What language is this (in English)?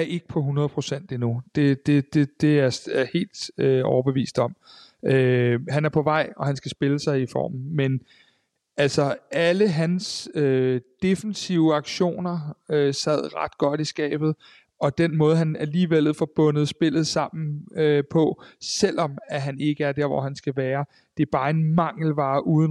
Danish